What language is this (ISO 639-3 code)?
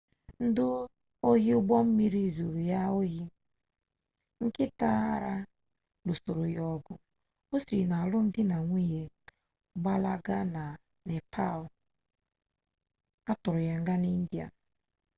ibo